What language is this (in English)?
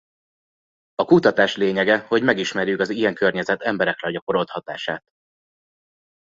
Hungarian